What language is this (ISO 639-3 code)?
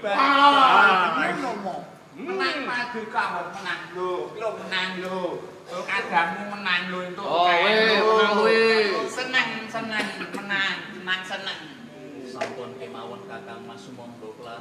ind